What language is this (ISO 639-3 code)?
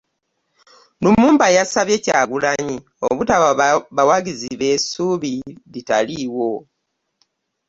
lug